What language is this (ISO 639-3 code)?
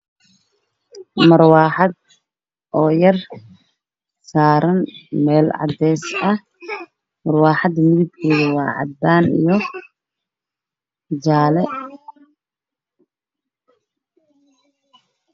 som